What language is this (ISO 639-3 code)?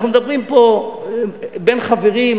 heb